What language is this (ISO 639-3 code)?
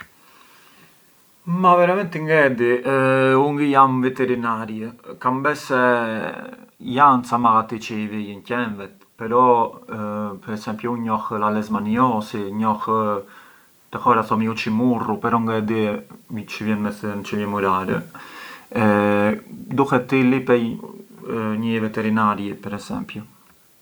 aae